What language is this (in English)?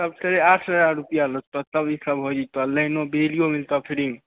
Maithili